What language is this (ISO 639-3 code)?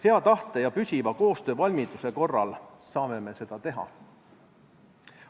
est